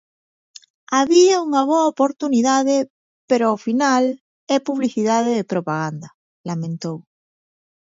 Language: Galician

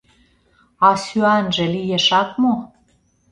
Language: Mari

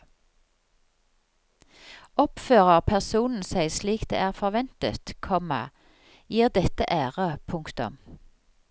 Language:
Norwegian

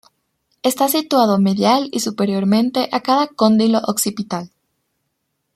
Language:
Spanish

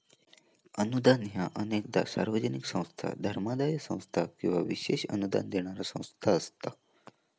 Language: Marathi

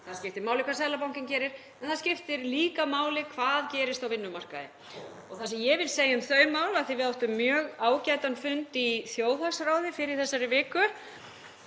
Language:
Icelandic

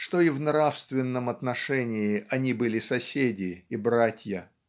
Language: Russian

